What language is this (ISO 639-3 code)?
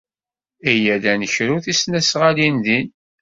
kab